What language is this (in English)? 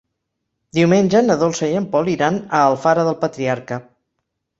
Catalan